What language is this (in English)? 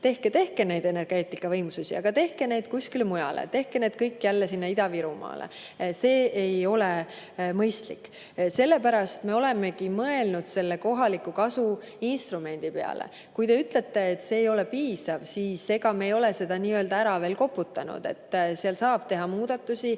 Estonian